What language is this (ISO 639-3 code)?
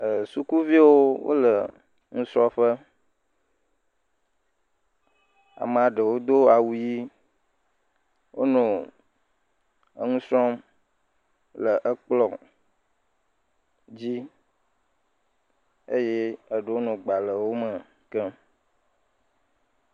ewe